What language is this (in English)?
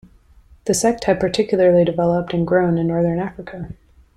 English